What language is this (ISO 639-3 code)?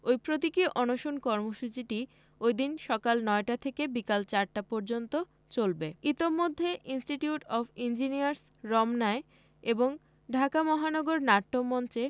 ben